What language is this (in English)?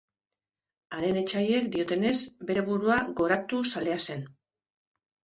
Basque